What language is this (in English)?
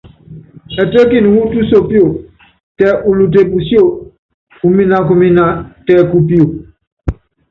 Yangben